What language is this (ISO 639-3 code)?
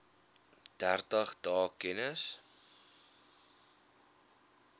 afr